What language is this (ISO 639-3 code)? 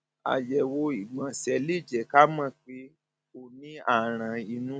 yor